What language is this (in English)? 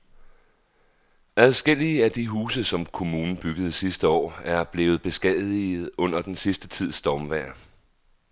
Danish